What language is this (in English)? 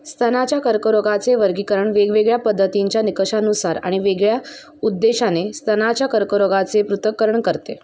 Marathi